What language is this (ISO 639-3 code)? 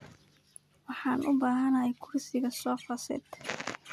som